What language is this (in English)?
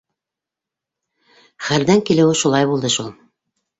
Bashkir